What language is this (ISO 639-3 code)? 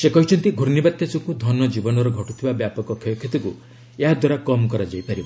ori